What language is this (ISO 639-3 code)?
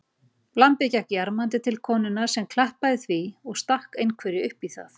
isl